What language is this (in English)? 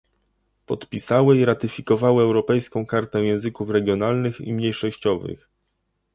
Polish